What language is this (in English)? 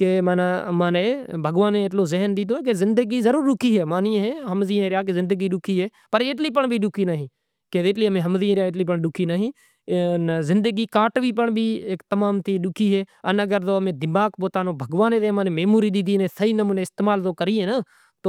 Kachi Koli